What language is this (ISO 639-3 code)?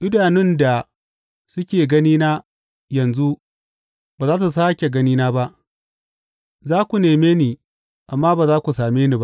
hau